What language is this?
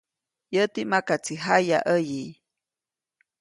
Copainalá Zoque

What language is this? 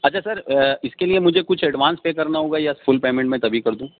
Urdu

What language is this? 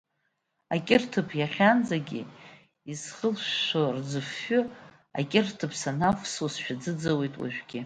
Abkhazian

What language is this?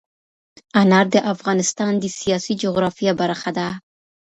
Pashto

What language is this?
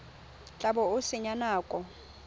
Tswana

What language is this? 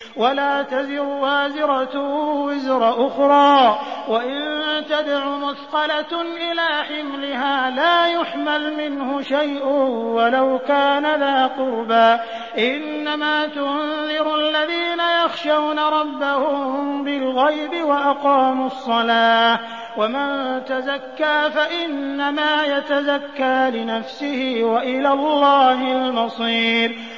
Arabic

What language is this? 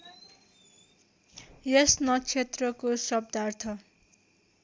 Nepali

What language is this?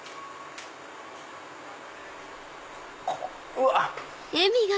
Japanese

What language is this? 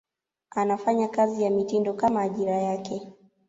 Swahili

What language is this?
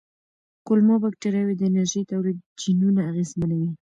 Pashto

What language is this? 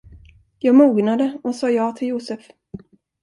Swedish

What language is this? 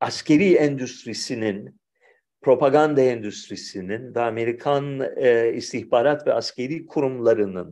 Turkish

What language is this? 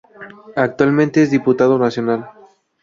Spanish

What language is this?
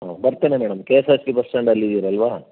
Kannada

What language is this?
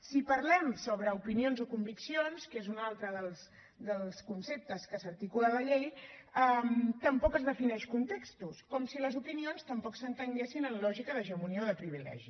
Catalan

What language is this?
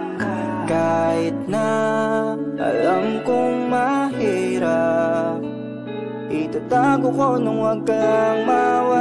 Thai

